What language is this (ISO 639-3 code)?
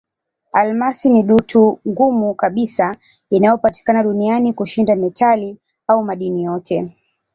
swa